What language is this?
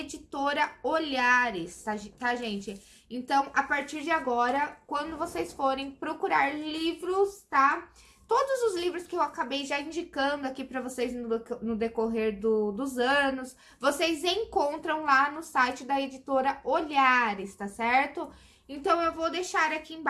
Portuguese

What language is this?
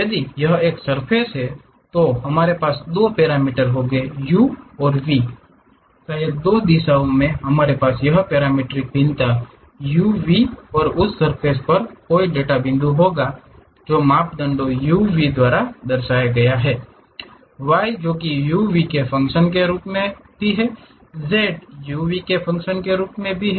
Hindi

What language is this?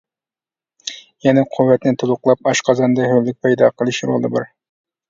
Uyghur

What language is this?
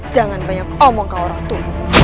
Indonesian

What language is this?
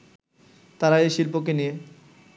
Bangla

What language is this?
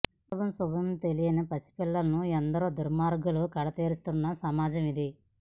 Telugu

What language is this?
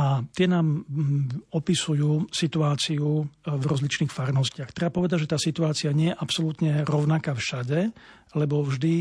Slovak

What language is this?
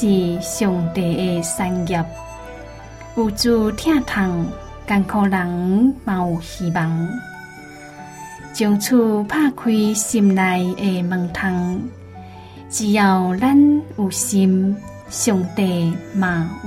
Chinese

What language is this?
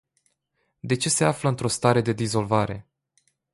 Romanian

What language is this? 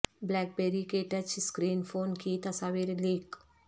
Urdu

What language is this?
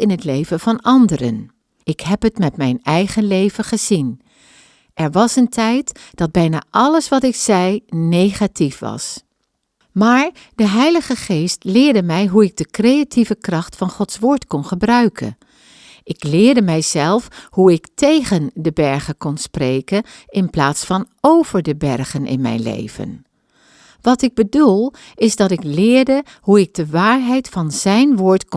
Dutch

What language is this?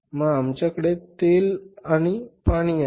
Marathi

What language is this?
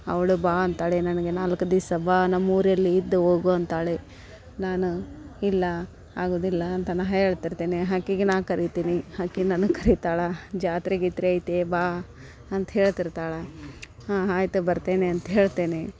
Kannada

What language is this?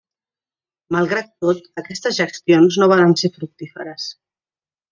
Catalan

